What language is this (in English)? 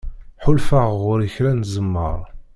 Kabyle